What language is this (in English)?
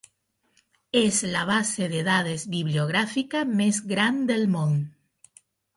Catalan